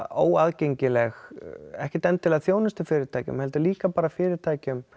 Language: Icelandic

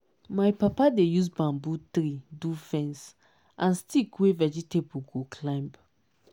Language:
Nigerian Pidgin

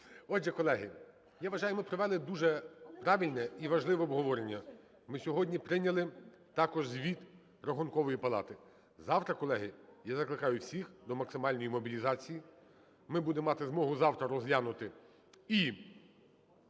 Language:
Ukrainian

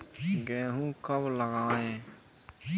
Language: Hindi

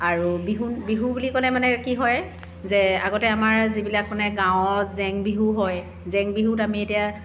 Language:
Assamese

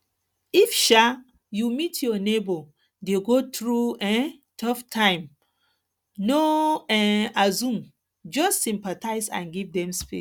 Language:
Nigerian Pidgin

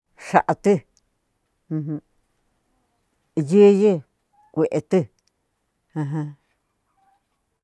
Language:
Cuyamecalco Mixtec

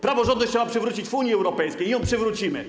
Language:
Polish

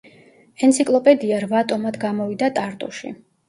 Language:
Georgian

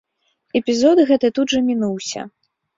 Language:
Belarusian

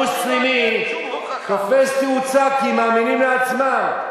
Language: Hebrew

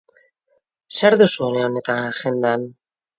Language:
Basque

